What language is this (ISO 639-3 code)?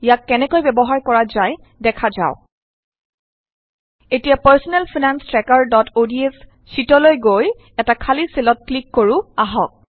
asm